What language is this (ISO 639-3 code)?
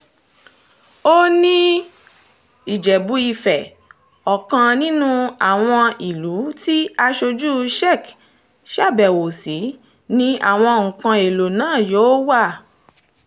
yor